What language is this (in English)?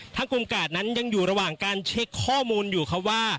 Thai